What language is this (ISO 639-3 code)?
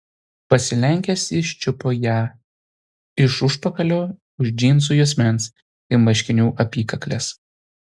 lit